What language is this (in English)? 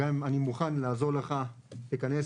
Hebrew